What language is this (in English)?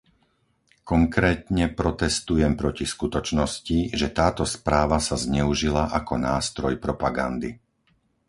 Slovak